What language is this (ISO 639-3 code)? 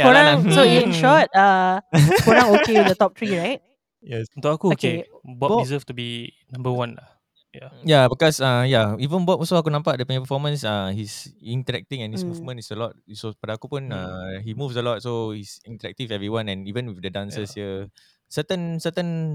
msa